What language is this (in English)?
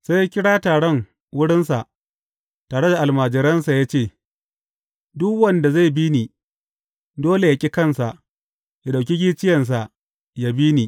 Hausa